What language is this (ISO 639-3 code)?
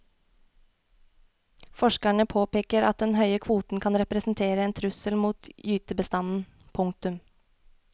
nor